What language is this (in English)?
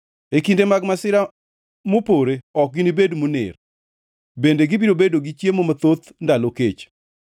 Luo (Kenya and Tanzania)